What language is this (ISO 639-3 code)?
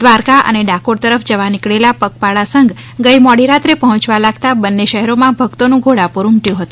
guj